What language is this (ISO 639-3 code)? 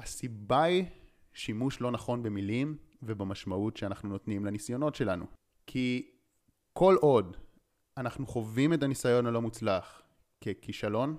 heb